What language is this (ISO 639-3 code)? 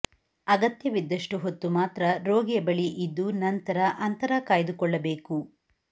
kan